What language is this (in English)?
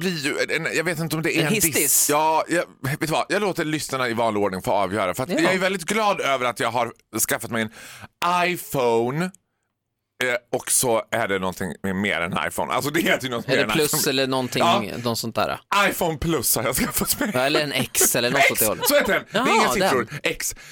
Swedish